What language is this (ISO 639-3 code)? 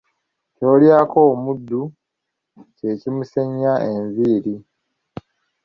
lug